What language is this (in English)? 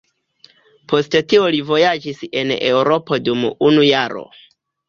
Esperanto